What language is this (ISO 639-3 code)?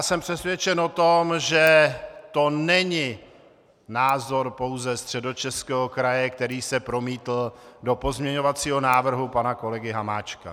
ces